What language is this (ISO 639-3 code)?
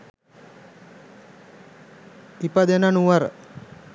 sin